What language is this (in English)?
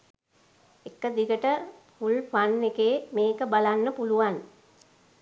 Sinhala